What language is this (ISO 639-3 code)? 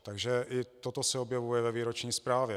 ces